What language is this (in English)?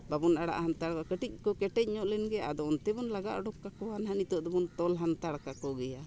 Santali